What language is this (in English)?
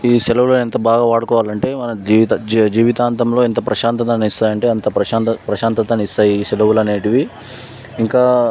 Telugu